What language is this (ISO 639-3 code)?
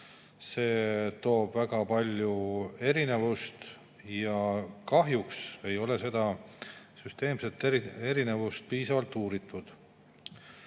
est